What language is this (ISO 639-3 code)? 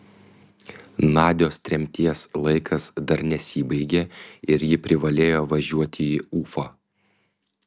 lit